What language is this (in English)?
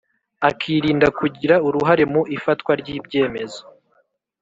Kinyarwanda